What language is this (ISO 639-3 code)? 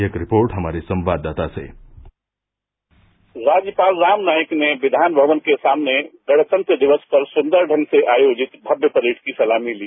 hin